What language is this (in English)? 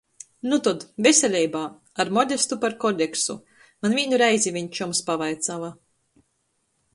Latgalian